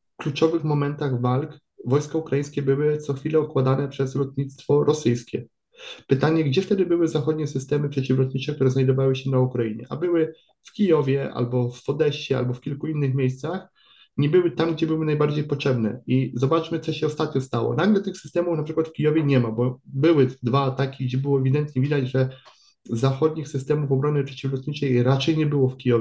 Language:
Polish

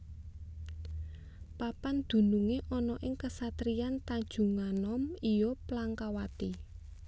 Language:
Javanese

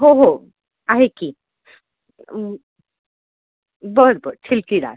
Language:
Marathi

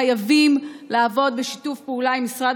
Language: Hebrew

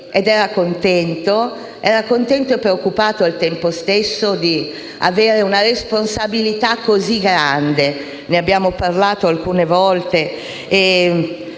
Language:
Italian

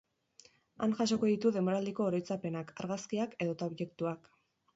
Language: Basque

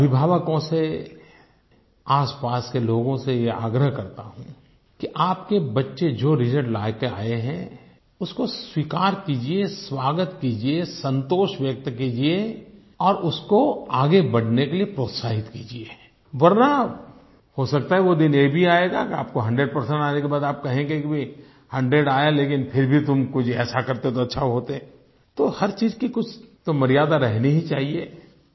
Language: Hindi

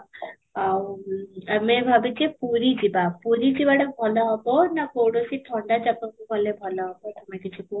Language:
Odia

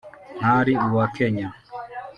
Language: Kinyarwanda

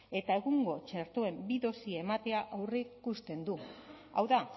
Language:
Basque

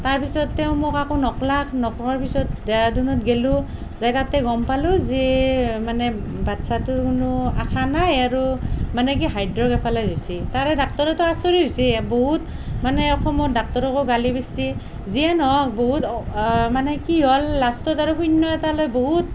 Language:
Assamese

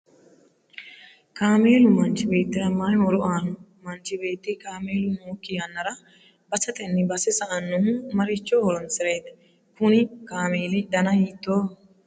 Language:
Sidamo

